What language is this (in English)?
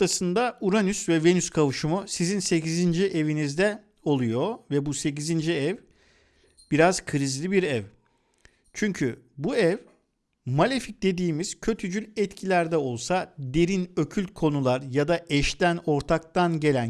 Turkish